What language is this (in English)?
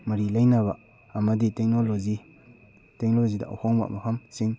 Manipuri